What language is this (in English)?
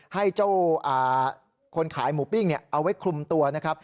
Thai